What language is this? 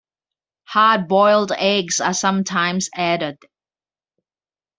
English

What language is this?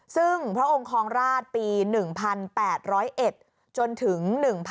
Thai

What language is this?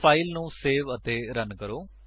Punjabi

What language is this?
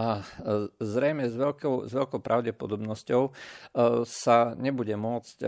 Slovak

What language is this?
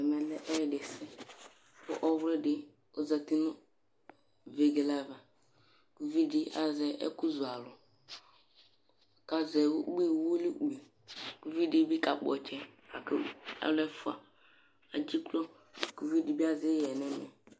Ikposo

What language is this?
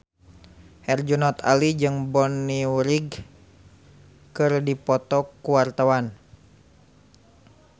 Sundanese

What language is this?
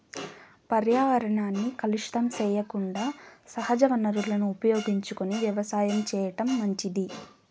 Telugu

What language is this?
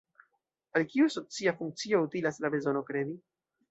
Esperanto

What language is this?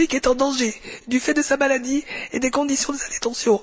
French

